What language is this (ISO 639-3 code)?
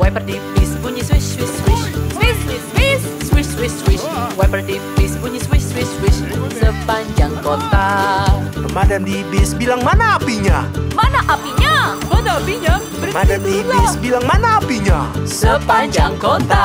ind